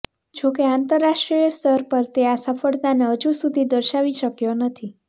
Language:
Gujarati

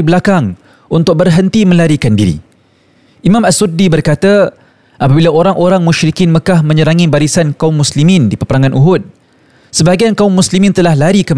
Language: Malay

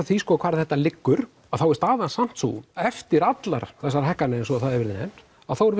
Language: Icelandic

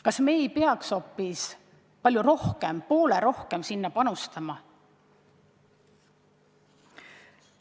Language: Estonian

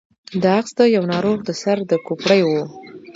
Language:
Pashto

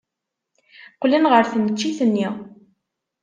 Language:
Kabyle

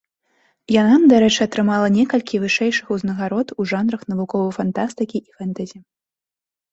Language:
Belarusian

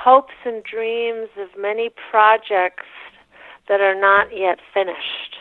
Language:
English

